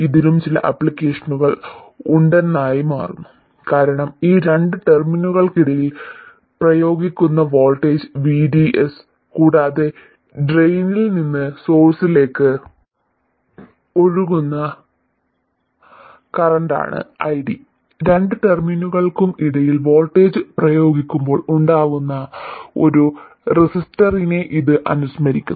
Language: Malayalam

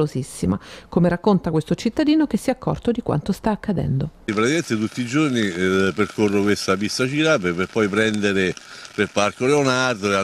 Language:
Italian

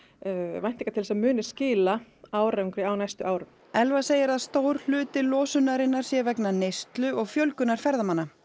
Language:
Icelandic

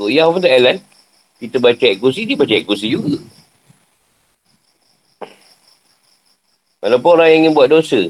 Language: Malay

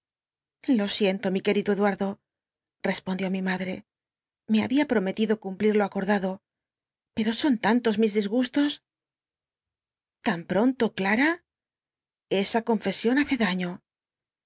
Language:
Spanish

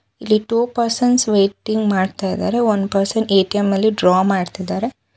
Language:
Kannada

